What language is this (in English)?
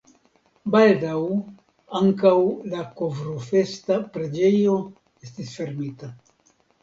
Esperanto